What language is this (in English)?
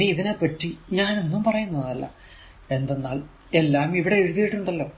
Malayalam